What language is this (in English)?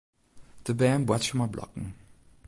Western Frisian